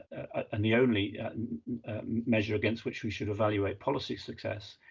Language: English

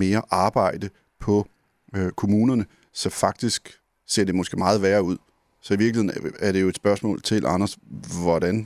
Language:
Danish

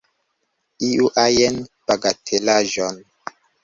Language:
Esperanto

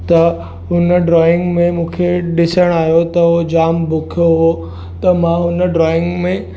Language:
Sindhi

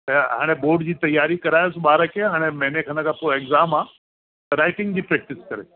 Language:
Sindhi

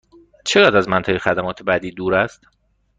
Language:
Persian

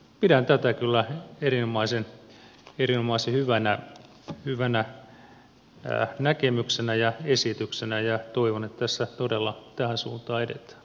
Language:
Finnish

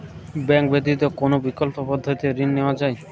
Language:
Bangla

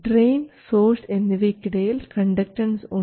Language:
Malayalam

